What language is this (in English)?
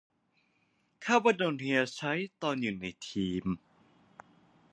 Thai